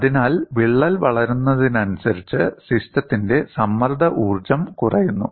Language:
Malayalam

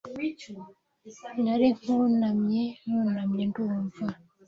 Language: Kinyarwanda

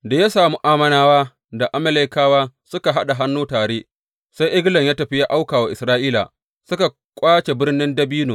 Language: Hausa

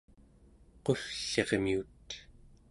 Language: Central Yupik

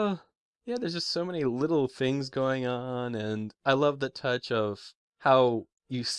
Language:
English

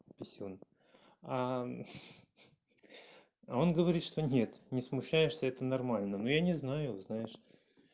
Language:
Russian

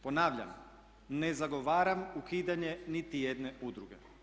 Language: Croatian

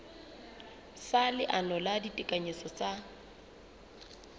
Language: Southern Sotho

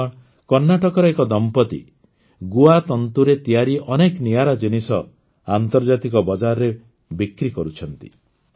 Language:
Odia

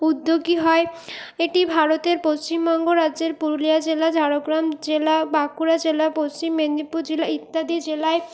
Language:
Bangla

